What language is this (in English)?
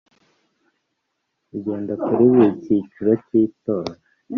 Kinyarwanda